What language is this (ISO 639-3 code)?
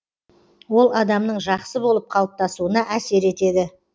kaz